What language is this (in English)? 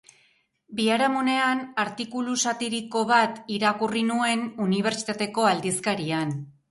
Basque